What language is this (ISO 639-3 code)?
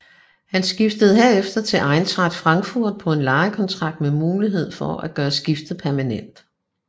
dan